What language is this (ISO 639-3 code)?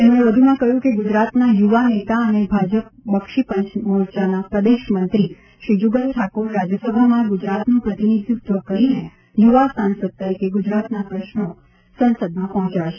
guj